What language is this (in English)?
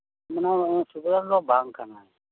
Santali